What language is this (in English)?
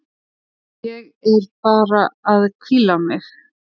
Icelandic